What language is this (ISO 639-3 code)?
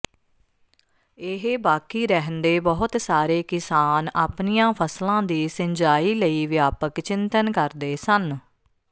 pan